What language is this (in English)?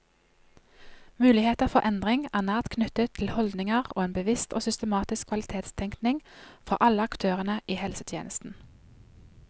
Norwegian